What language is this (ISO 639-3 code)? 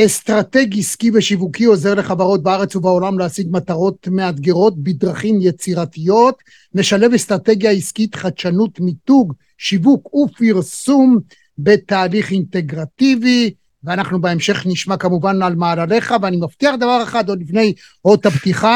heb